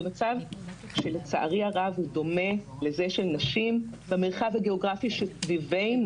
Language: Hebrew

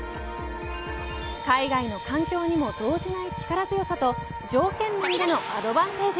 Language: Japanese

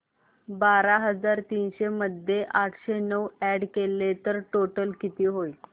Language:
Marathi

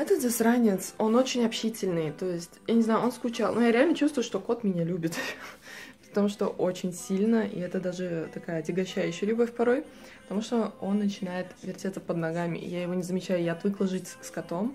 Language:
Russian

